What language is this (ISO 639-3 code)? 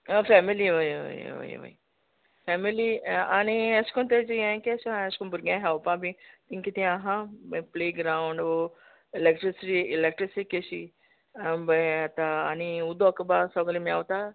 kok